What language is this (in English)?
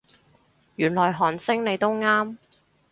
Cantonese